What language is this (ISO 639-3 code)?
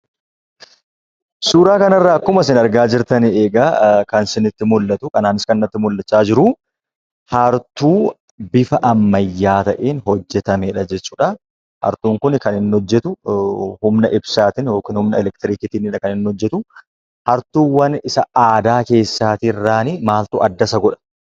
orm